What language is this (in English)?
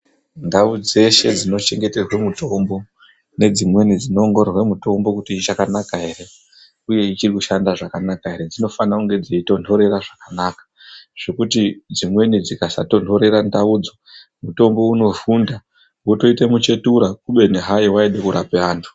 Ndau